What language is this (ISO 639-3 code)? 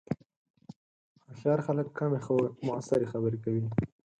pus